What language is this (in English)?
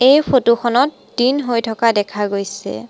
Assamese